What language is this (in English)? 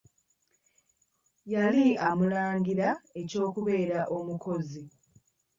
Ganda